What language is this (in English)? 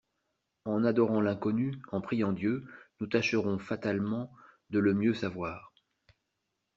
French